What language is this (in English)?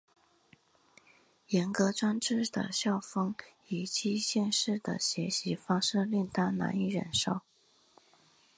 Chinese